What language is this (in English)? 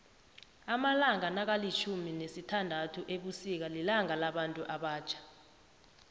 South Ndebele